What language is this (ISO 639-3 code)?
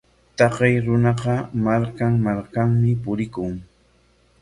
qwa